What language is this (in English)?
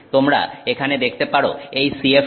Bangla